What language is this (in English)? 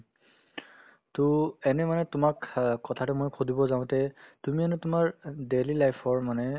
Assamese